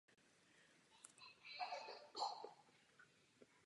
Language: Czech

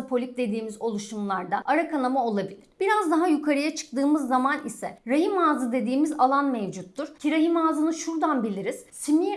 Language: Turkish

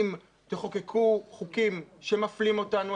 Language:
Hebrew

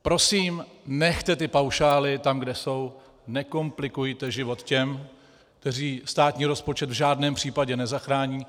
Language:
Czech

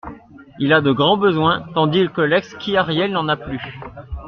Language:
French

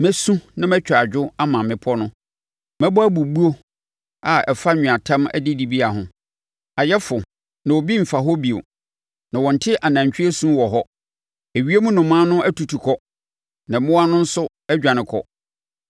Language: Akan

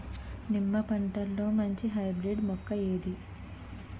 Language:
Telugu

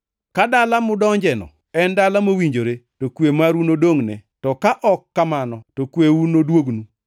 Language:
Luo (Kenya and Tanzania)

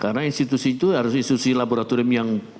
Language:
Indonesian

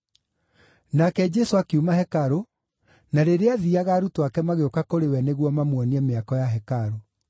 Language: Kikuyu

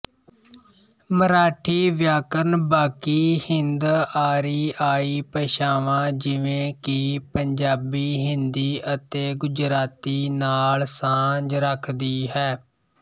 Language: Punjabi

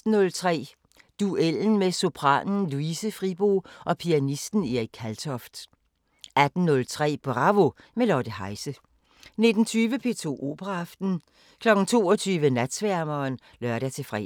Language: Danish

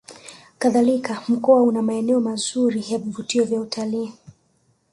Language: Swahili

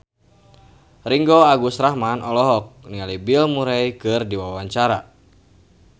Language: Sundanese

